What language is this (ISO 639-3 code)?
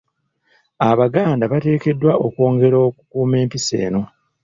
lug